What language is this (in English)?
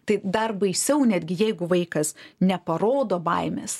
Lithuanian